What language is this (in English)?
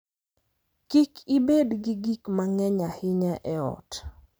Luo (Kenya and Tanzania)